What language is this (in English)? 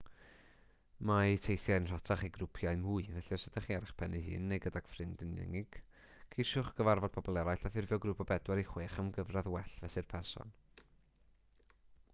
Welsh